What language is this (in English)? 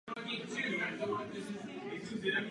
Czech